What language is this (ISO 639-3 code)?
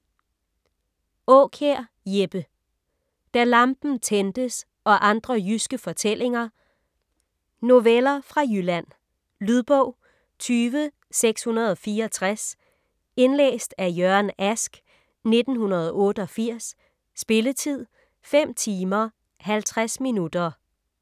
dan